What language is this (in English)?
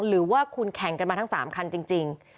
Thai